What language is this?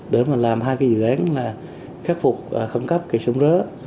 Vietnamese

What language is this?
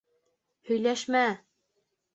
Bashkir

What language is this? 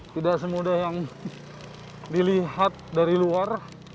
Indonesian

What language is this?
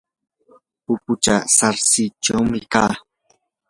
Yanahuanca Pasco Quechua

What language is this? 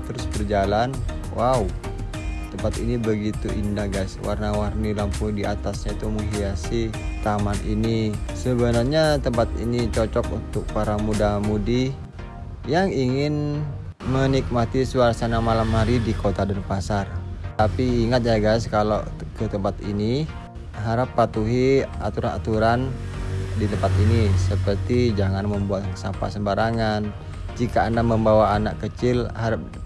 Indonesian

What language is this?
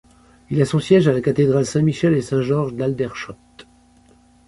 French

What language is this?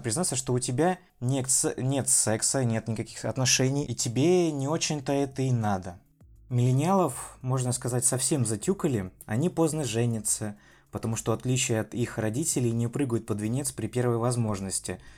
Russian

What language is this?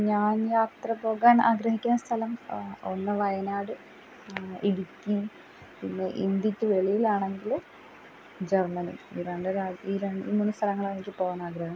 Malayalam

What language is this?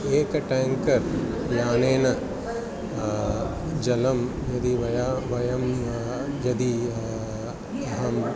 Sanskrit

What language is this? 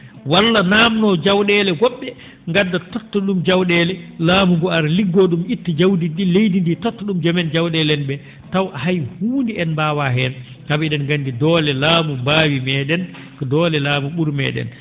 Fula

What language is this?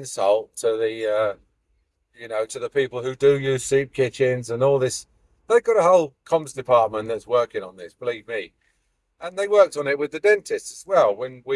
English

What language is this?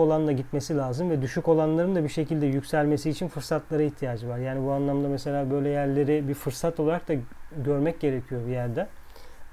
Turkish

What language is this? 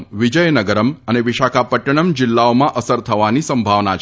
Gujarati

